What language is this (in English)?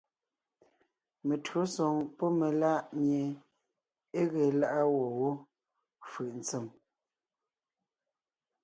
Ngiemboon